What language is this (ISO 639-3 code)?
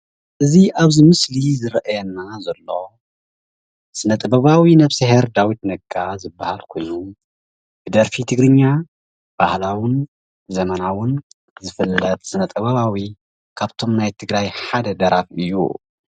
tir